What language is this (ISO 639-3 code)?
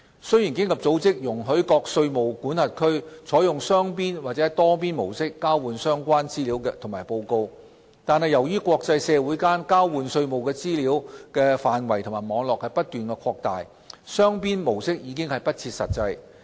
yue